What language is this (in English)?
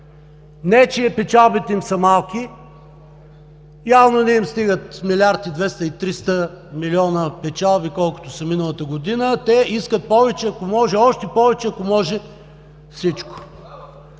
Bulgarian